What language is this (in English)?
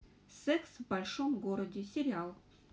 Russian